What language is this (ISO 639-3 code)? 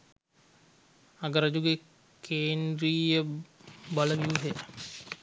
sin